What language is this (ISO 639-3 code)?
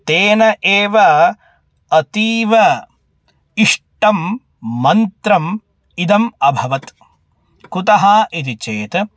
san